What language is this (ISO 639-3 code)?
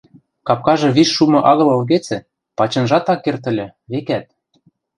mrj